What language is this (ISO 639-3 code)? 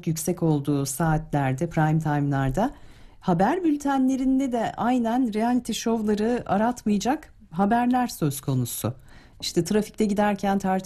tur